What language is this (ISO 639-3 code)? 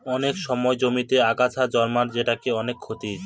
ben